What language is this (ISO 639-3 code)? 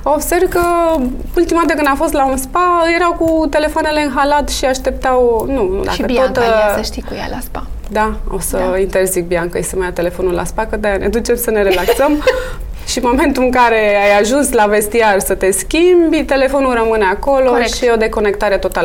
ron